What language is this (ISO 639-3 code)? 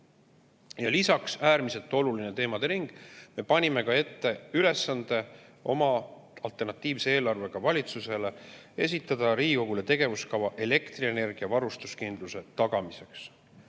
est